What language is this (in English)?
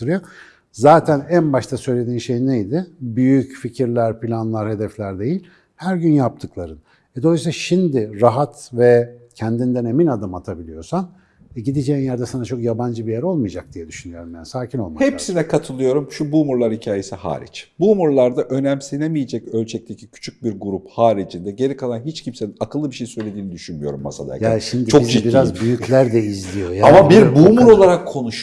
Turkish